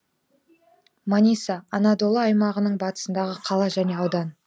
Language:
Kazakh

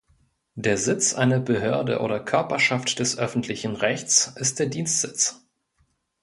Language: German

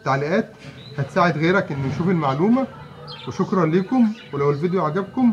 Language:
Arabic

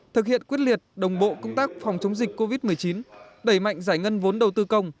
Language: Vietnamese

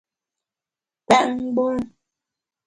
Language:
Bamun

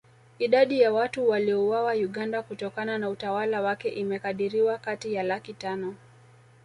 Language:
Swahili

